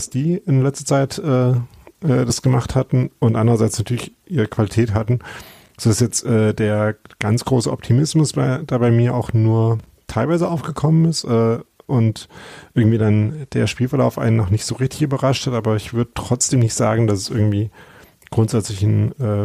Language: German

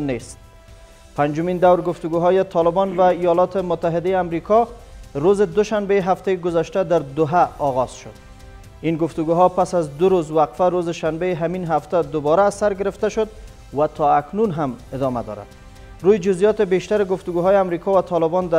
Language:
Persian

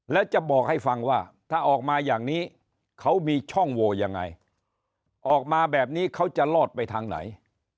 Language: Thai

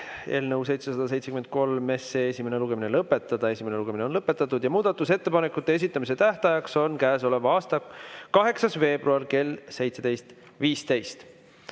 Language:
Estonian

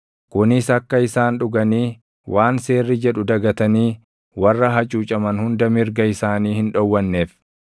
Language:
Oromo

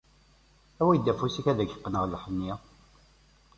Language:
Kabyle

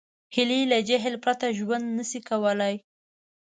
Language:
Pashto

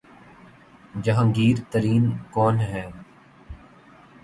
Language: Urdu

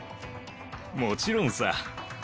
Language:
Japanese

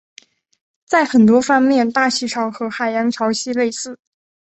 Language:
Chinese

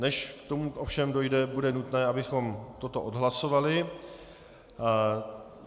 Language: Czech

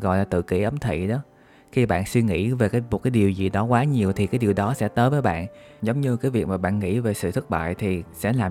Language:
Vietnamese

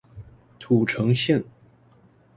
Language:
Chinese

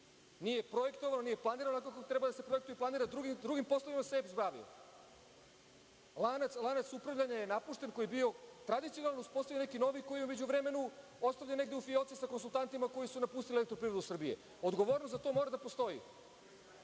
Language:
Serbian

